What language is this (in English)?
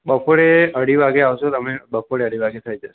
Gujarati